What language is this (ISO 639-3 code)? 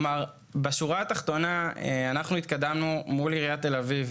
heb